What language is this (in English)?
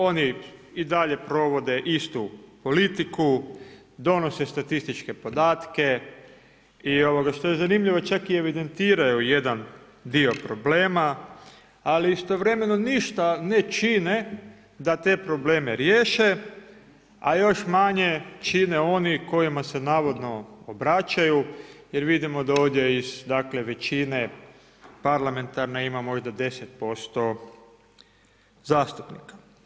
Croatian